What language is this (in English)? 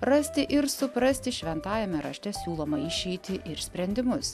Lithuanian